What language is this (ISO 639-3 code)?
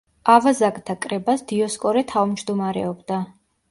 kat